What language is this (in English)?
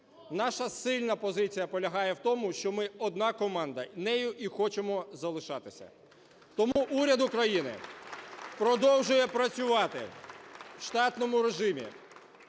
Ukrainian